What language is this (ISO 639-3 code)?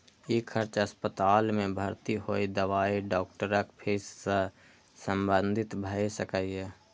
mai